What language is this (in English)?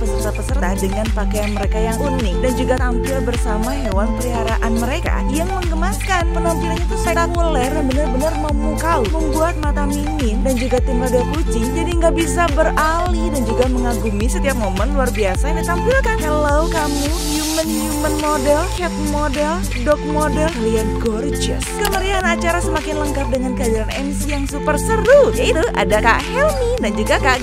Indonesian